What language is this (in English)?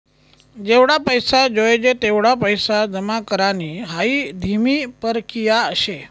Marathi